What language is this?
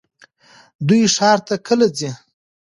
Pashto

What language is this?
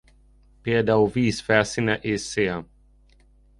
Hungarian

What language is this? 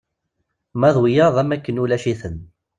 Kabyle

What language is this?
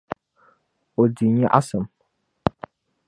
Dagbani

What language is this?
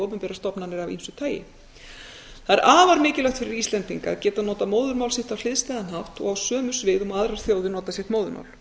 Icelandic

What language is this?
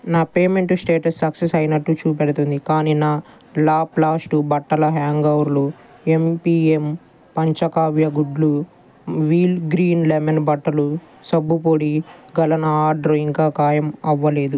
Telugu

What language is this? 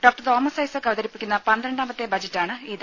Malayalam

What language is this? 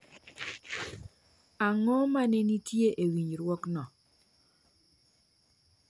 Luo (Kenya and Tanzania)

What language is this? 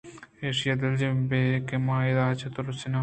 Eastern Balochi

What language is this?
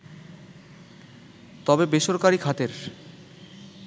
Bangla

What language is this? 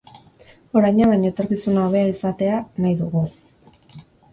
Basque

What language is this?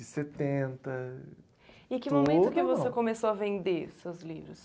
Portuguese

